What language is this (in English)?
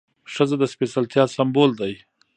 Pashto